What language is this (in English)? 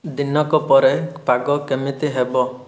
Odia